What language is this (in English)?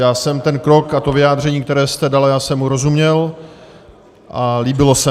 Czech